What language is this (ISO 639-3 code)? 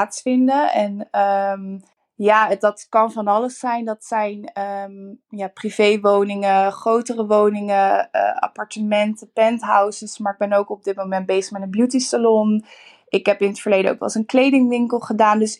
nld